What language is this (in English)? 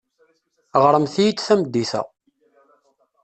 Kabyle